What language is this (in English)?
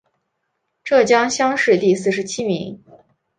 Chinese